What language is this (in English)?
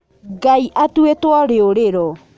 Kikuyu